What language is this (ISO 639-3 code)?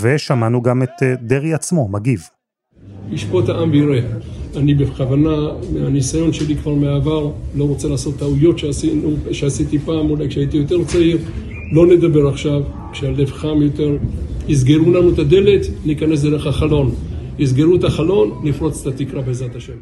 heb